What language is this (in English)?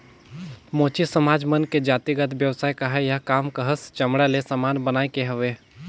Chhattisgarhi